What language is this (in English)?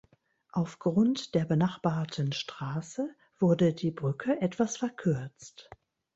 German